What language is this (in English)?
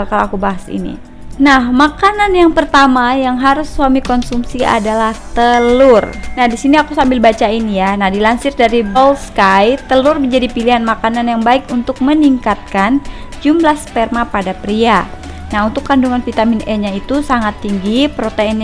Indonesian